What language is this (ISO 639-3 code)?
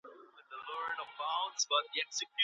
pus